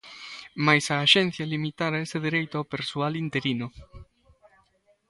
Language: Galician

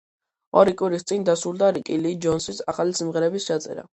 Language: Georgian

